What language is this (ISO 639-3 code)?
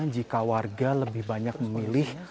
ind